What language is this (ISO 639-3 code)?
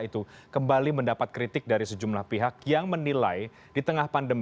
ind